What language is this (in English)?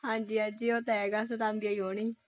Punjabi